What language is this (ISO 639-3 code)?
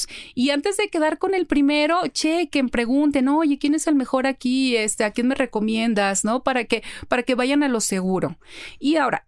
spa